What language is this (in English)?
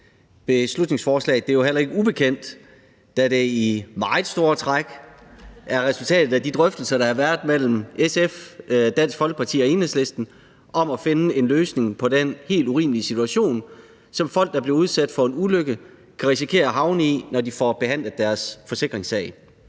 Danish